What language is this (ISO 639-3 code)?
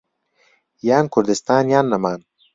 ckb